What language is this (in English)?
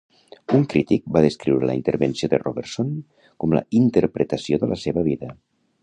Catalan